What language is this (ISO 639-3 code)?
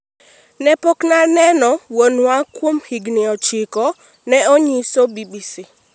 luo